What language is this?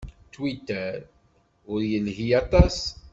Kabyle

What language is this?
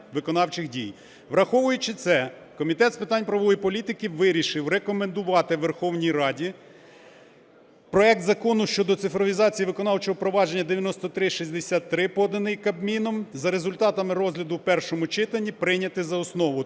Ukrainian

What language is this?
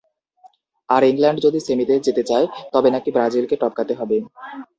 Bangla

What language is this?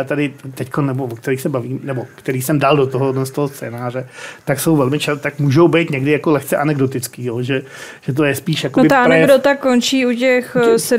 Czech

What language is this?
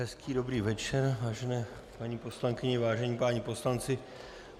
Czech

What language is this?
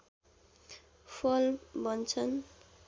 Nepali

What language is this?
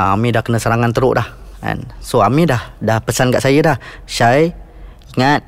Malay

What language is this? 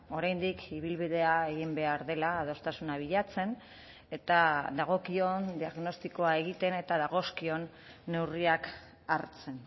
Basque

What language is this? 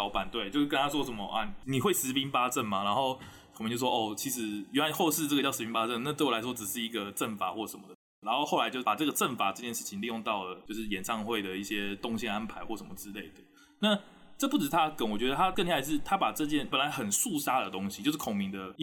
Chinese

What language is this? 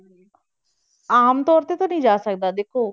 Punjabi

